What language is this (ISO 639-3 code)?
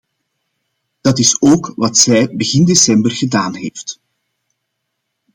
nld